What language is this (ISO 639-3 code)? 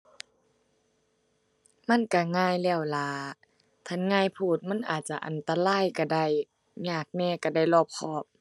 tha